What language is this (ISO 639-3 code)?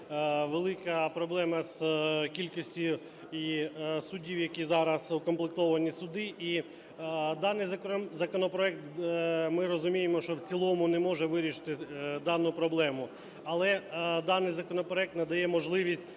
ukr